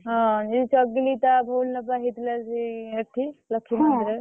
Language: Odia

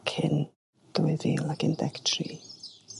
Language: Welsh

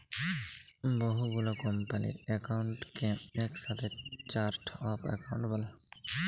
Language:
Bangla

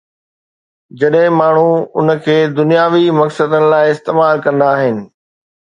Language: Sindhi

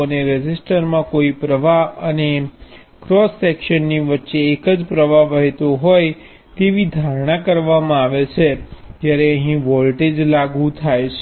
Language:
Gujarati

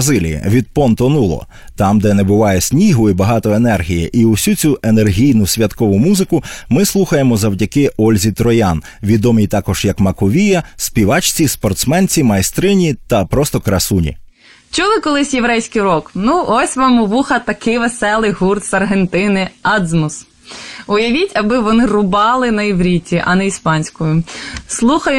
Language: Ukrainian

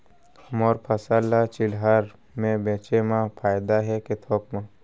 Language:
Chhattisgarhi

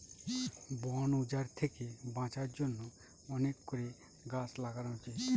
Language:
Bangla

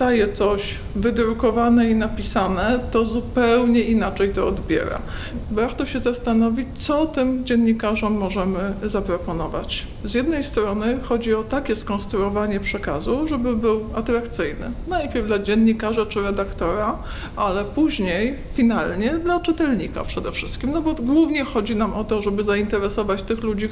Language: Polish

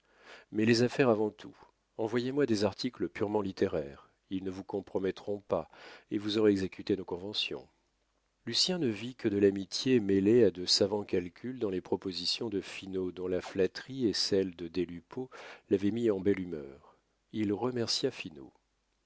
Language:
French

